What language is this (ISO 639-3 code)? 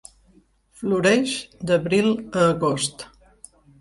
cat